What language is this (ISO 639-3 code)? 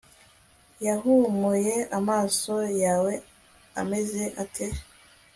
kin